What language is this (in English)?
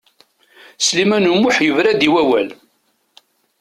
Kabyle